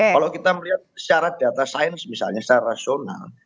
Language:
Indonesian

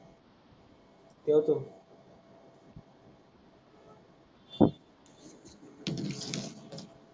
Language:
Marathi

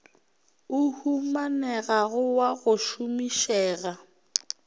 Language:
Northern Sotho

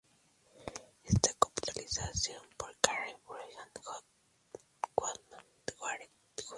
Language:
Spanish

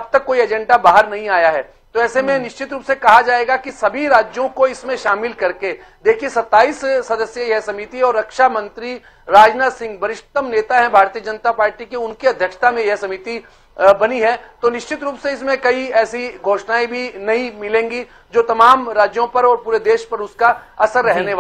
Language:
Hindi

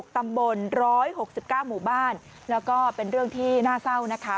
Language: Thai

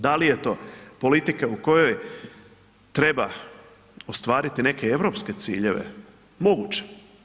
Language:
Croatian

